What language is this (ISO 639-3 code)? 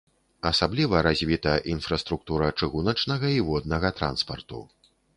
bel